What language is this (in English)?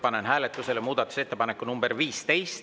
Estonian